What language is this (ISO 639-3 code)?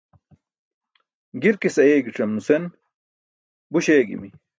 bsk